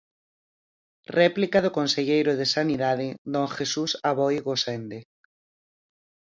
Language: Galician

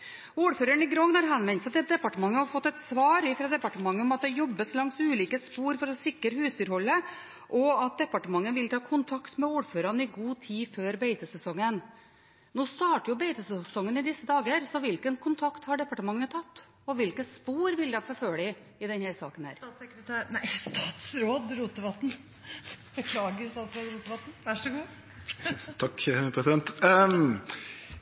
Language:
Norwegian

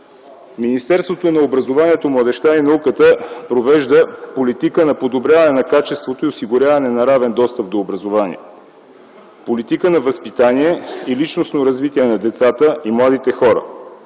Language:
Bulgarian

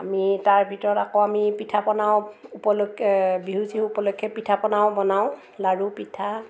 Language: Assamese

